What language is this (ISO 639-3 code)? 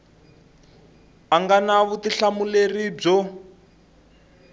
tso